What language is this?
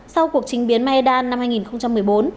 Vietnamese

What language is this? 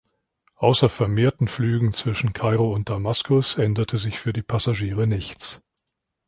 German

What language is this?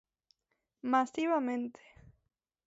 Galician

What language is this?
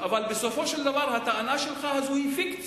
Hebrew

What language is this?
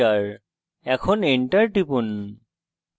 Bangla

